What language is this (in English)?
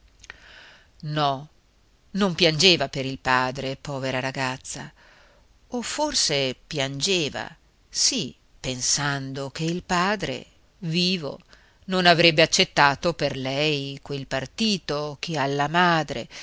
Italian